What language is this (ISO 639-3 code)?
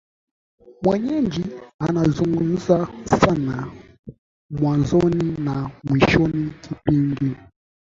swa